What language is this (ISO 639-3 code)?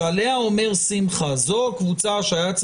heb